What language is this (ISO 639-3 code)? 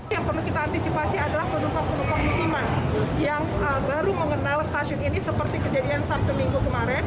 ind